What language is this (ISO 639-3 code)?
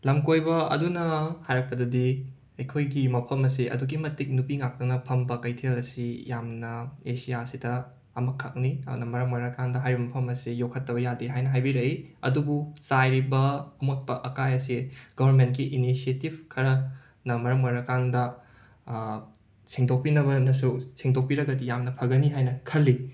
mni